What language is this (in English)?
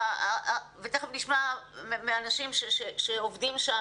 Hebrew